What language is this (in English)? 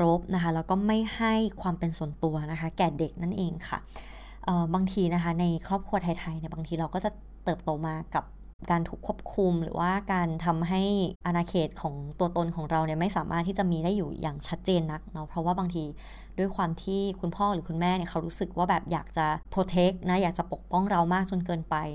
Thai